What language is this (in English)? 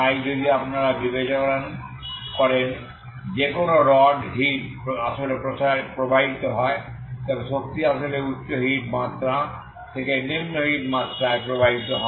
Bangla